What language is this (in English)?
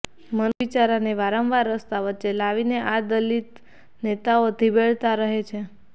Gujarati